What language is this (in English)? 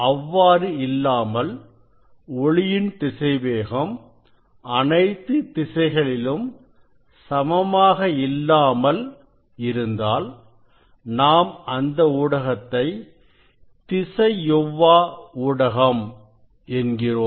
Tamil